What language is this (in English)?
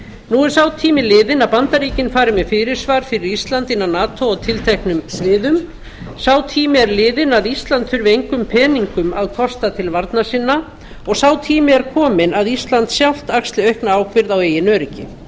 Icelandic